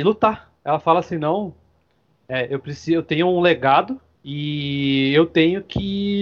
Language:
Portuguese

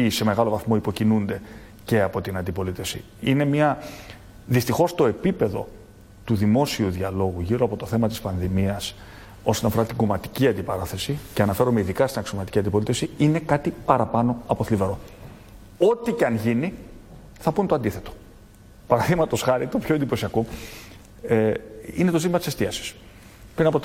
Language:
Greek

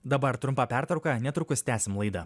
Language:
Lithuanian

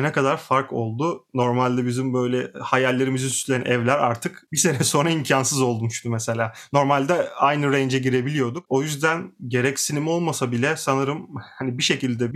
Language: Turkish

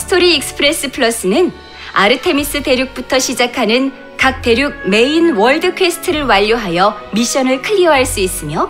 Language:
Korean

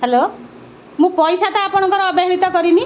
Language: Odia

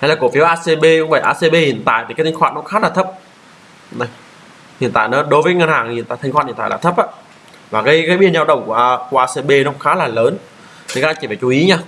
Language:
Vietnamese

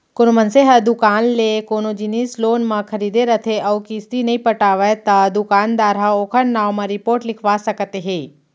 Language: Chhattisgarhi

